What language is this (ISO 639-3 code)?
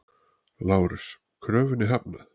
isl